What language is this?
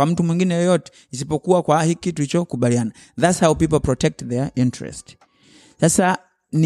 Swahili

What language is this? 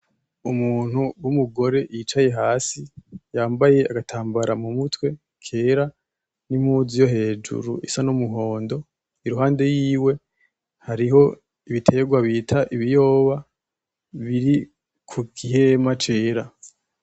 Rundi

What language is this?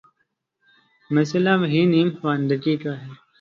Urdu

